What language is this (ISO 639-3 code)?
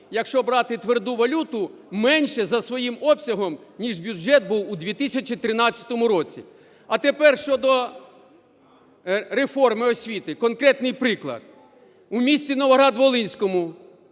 ukr